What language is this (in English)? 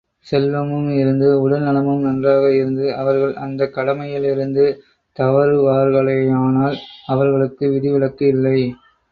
Tamil